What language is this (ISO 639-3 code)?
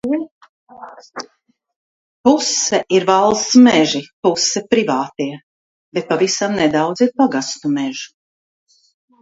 lav